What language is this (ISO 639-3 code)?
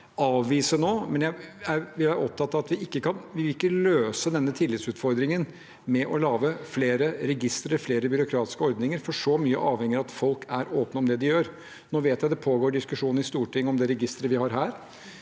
nor